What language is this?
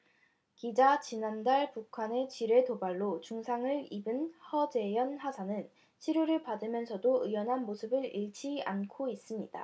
Korean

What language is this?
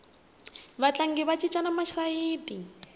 Tsonga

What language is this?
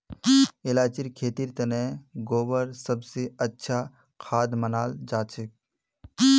Magahi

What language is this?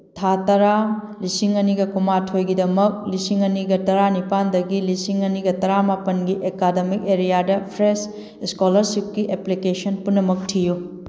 Manipuri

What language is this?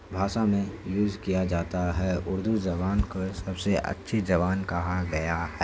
Urdu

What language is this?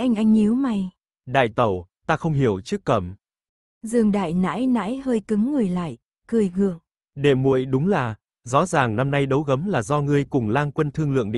Vietnamese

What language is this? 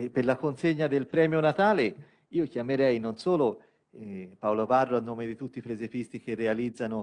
Italian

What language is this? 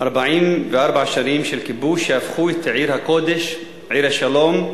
Hebrew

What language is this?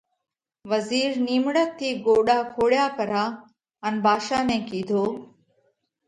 Parkari Koli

